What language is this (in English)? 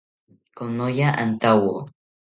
South Ucayali Ashéninka